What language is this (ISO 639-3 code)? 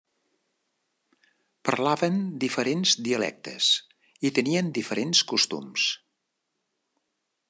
cat